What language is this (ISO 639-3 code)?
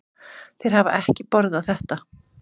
isl